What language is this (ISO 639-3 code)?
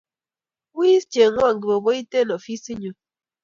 kln